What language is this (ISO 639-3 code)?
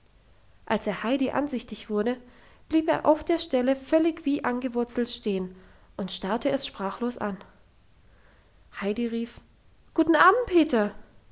deu